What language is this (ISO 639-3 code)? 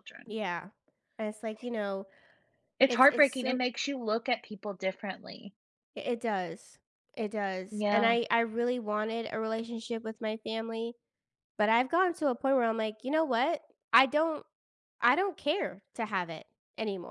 eng